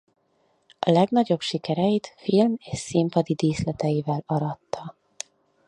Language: Hungarian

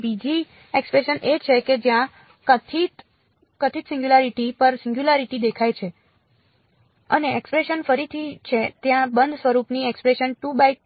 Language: Gujarati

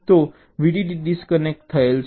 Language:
Gujarati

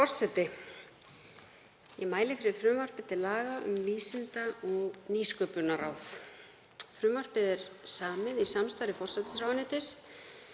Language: Icelandic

